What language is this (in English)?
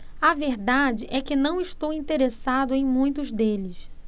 Portuguese